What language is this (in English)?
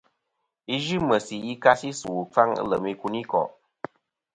Kom